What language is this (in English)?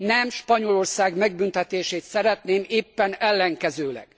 Hungarian